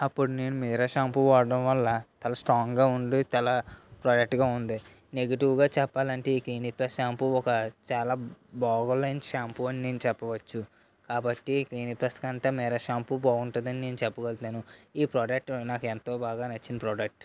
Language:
Telugu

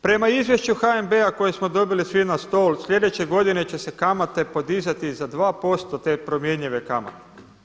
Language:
Croatian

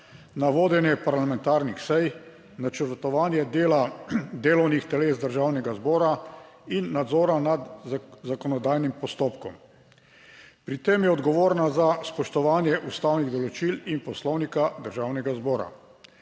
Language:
Slovenian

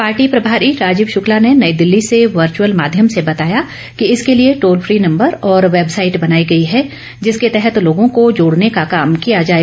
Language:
Hindi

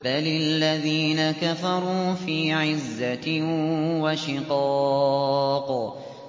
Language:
Arabic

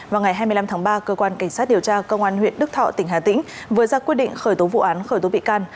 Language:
Vietnamese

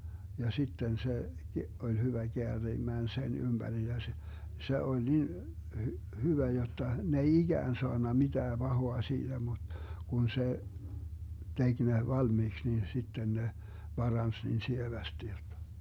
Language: Finnish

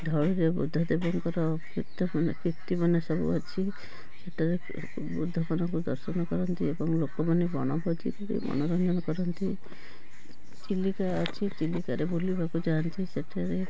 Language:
Odia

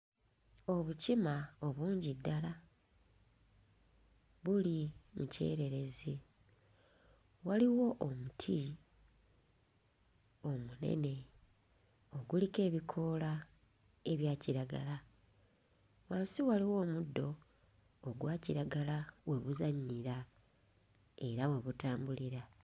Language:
Ganda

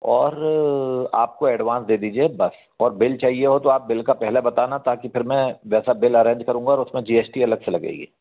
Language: Hindi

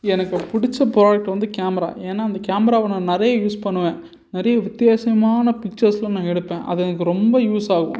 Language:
Tamil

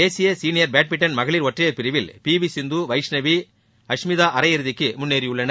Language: Tamil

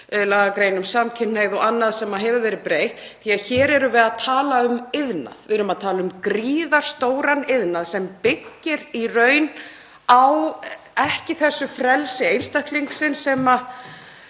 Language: Icelandic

